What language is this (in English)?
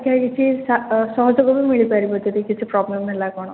Odia